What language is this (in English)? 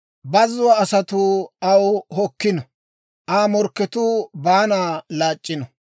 Dawro